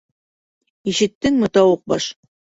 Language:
Bashkir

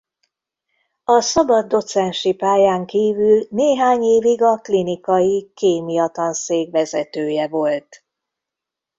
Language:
Hungarian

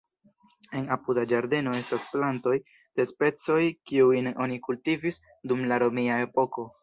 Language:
Esperanto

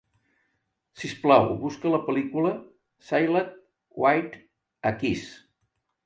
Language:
Catalan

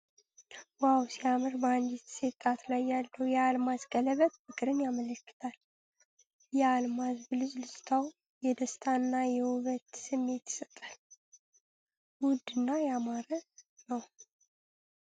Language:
Amharic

